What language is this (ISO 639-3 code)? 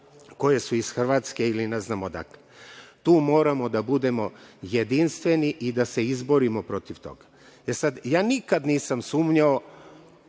srp